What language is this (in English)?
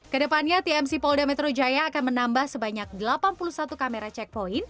Indonesian